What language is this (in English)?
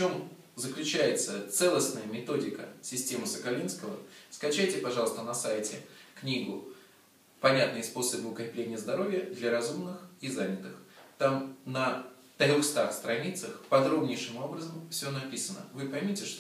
Russian